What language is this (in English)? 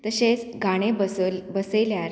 Konkani